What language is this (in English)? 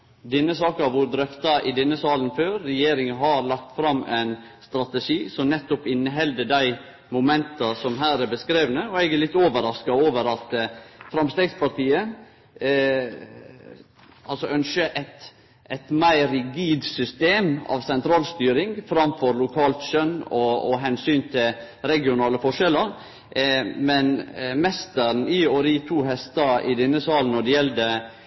Norwegian Nynorsk